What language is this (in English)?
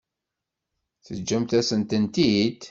Kabyle